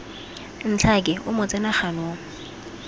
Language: Tswana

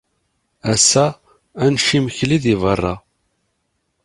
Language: Kabyle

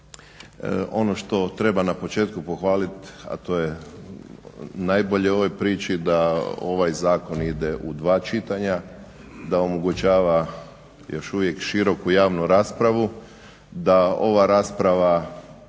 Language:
Croatian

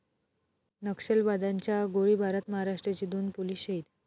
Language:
Marathi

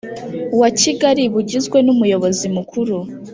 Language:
Kinyarwanda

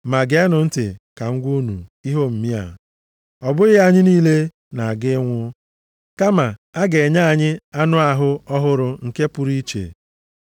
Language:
Igbo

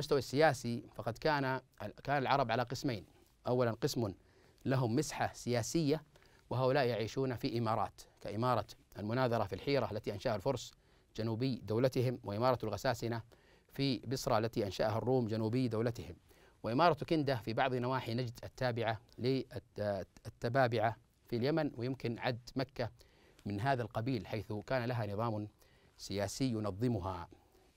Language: Arabic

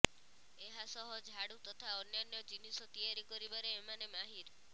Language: Odia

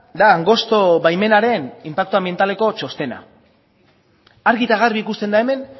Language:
Basque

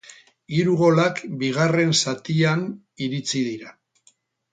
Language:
Basque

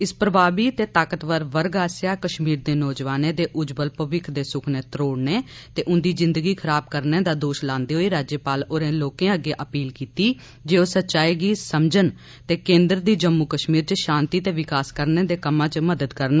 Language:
Dogri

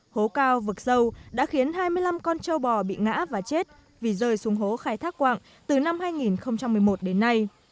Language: Vietnamese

